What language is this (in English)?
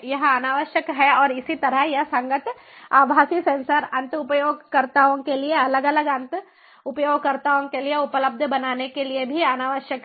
Hindi